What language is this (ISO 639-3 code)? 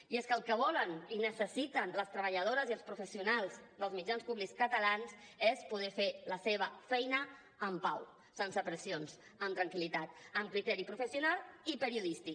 cat